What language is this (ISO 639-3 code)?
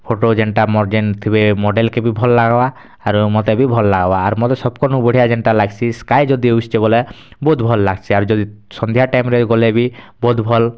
ori